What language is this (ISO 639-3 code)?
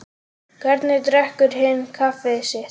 isl